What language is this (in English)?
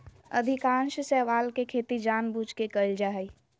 Magahi